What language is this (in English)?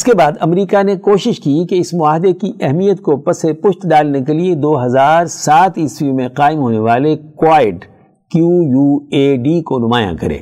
Urdu